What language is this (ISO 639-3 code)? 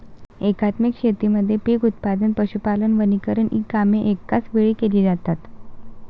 mar